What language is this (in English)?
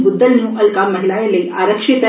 Dogri